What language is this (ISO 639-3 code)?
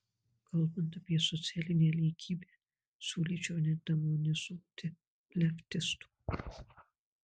lit